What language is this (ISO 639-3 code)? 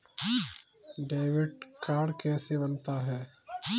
hin